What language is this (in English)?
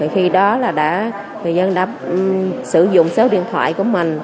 Vietnamese